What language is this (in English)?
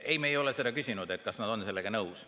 Estonian